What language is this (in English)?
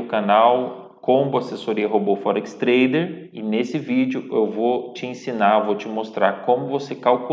Portuguese